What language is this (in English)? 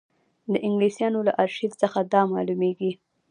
Pashto